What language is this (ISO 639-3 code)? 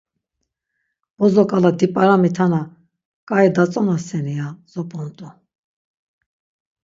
lzz